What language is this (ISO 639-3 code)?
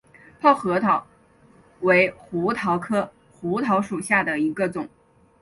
zho